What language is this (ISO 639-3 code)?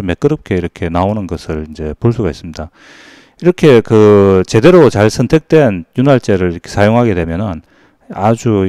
kor